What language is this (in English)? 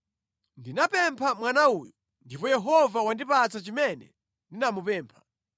Nyanja